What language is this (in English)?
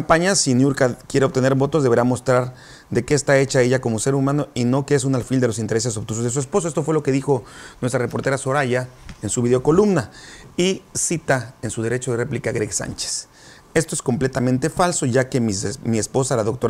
Spanish